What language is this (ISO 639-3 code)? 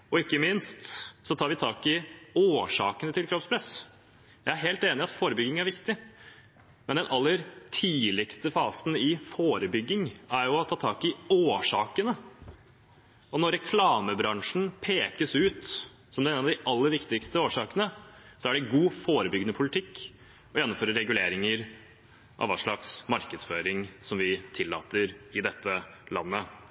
nob